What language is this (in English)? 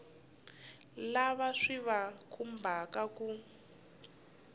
Tsonga